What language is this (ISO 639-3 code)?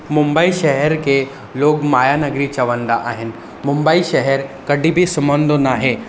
snd